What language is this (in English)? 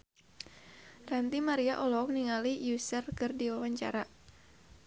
Sundanese